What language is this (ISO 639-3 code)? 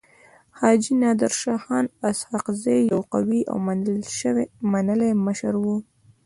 pus